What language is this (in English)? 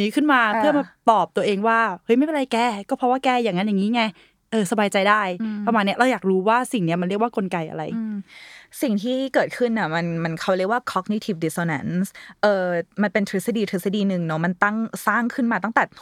Thai